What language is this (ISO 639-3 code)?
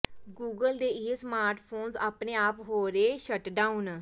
pan